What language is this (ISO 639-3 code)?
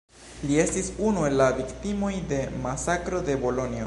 epo